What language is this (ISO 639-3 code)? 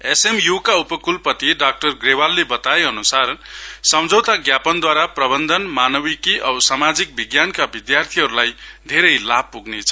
nep